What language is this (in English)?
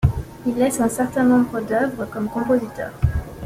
French